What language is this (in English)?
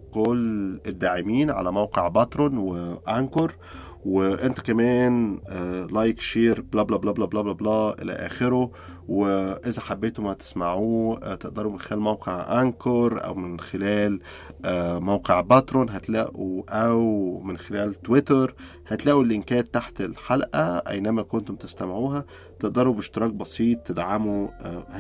Arabic